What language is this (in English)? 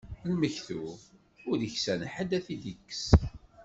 Kabyle